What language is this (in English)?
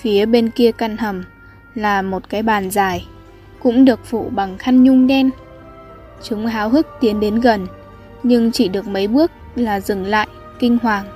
Vietnamese